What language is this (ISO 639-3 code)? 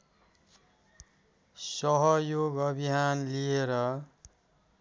nep